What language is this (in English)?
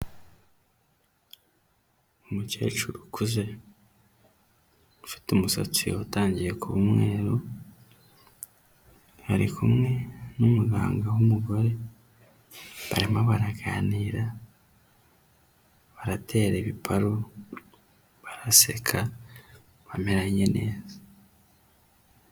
Kinyarwanda